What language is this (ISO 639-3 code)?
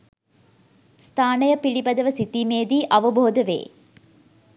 sin